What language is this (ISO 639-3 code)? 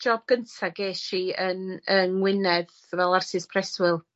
cym